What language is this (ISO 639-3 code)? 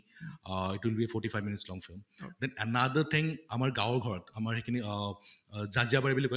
asm